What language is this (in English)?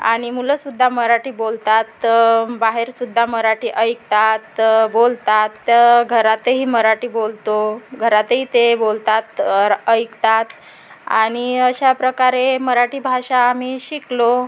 Marathi